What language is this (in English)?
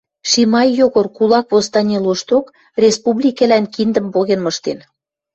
Western Mari